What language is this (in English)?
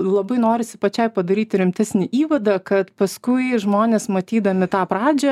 Lithuanian